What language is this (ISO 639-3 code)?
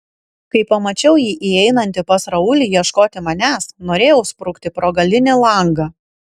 lit